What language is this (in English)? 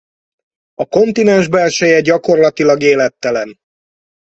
Hungarian